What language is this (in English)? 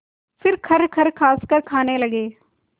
Hindi